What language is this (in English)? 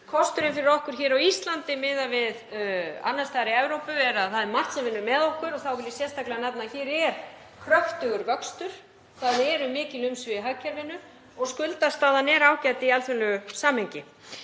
Icelandic